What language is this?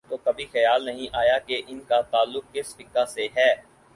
Urdu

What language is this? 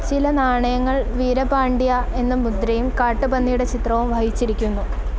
Malayalam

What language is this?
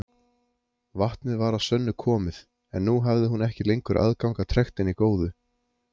Icelandic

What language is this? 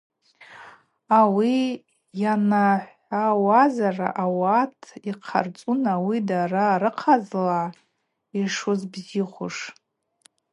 Abaza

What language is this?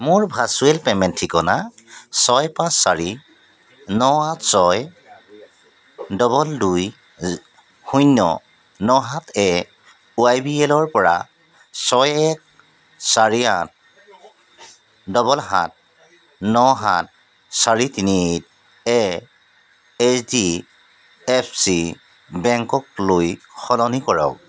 Assamese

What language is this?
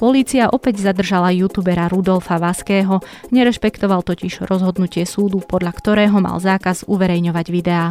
Slovak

